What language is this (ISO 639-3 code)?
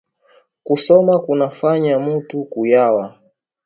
swa